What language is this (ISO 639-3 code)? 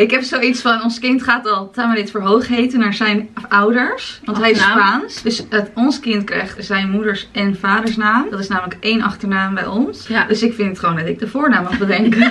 nld